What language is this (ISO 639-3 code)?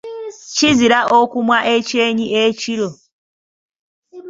lug